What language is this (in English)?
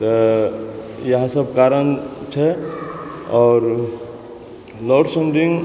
Maithili